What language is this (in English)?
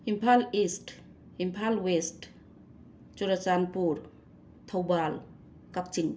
Manipuri